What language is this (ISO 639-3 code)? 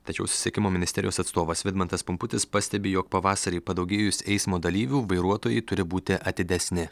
lit